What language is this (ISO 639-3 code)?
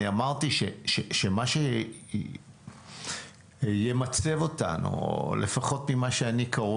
heb